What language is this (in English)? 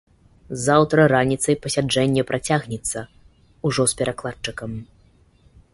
Belarusian